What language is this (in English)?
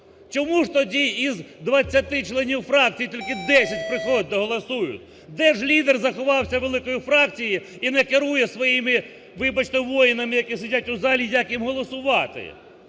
Ukrainian